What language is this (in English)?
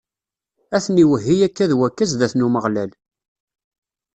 Kabyle